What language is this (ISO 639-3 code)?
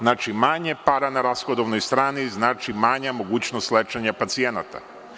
srp